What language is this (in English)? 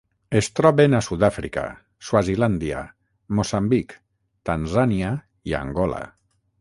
Catalan